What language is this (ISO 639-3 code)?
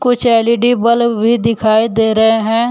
hin